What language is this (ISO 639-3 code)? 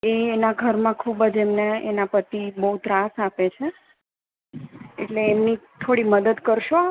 guj